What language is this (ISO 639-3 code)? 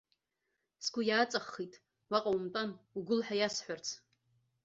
abk